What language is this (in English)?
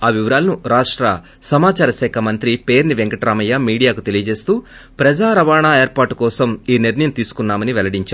Telugu